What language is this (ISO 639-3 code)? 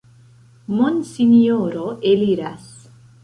epo